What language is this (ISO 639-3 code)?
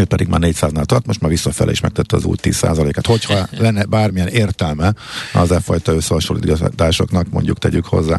hun